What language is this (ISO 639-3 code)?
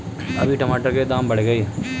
hin